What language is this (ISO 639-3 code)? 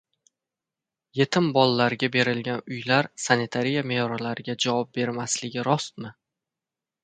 uzb